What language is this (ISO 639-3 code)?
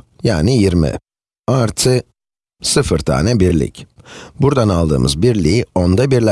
tur